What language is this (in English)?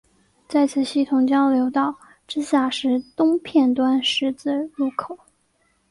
Chinese